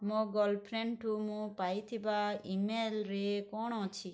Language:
Odia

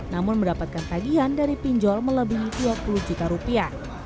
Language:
Indonesian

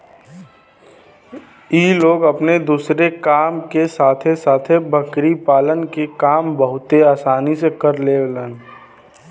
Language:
Bhojpuri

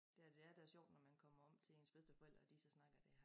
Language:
Danish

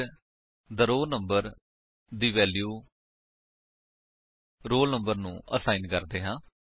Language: Punjabi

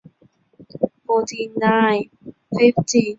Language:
Chinese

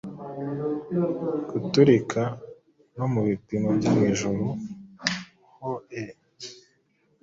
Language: Kinyarwanda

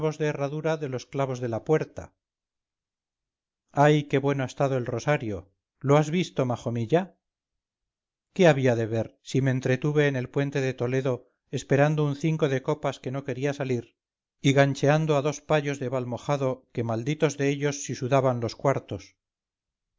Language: Spanish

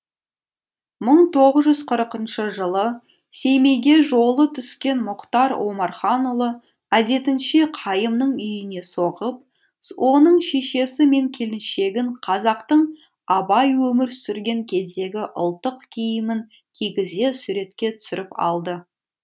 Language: Kazakh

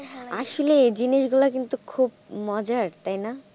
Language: Bangla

